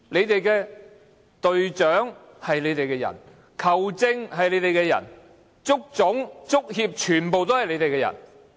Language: Cantonese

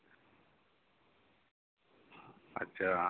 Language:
Santali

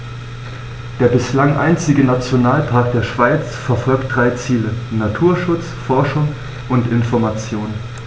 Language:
German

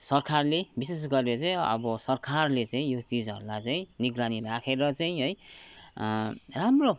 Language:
Nepali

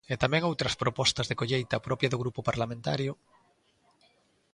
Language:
Galician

